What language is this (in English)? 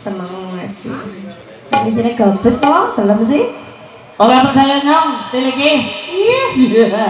Thai